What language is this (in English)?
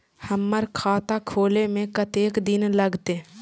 Maithili